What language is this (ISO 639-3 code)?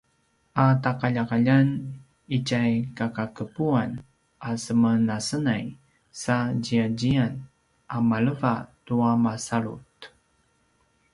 pwn